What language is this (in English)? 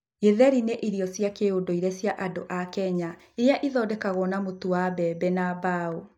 Kikuyu